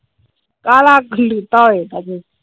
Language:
Punjabi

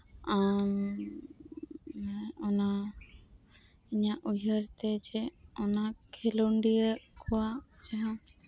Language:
Santali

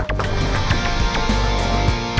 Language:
Indonesian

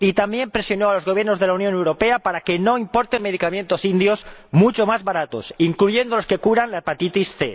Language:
Spanish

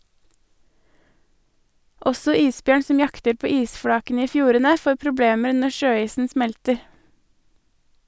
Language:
Norwegian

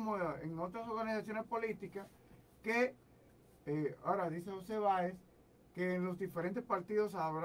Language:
Spanish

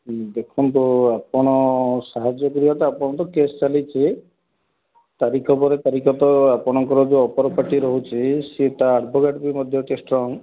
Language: Odia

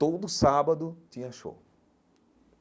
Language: Portuguese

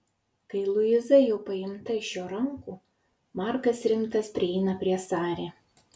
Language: Lithuanian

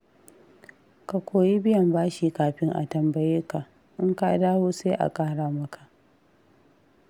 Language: Hausa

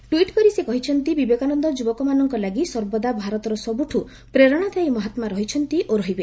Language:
Odia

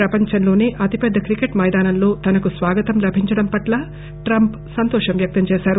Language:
Telugu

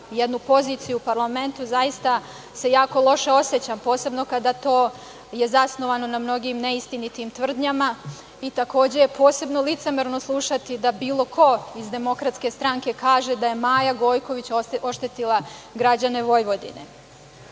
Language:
Serbian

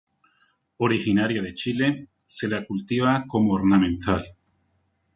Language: Spanish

